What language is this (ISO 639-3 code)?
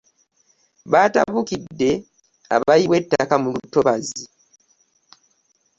lug